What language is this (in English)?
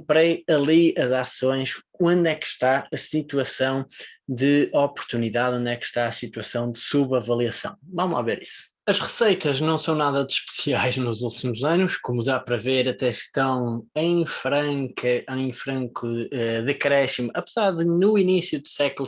Portuguese